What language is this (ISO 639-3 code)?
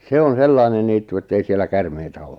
fin